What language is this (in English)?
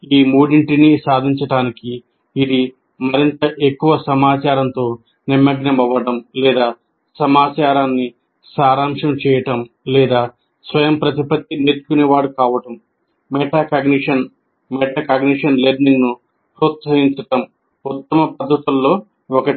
Telugu